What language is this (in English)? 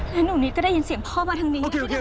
Thai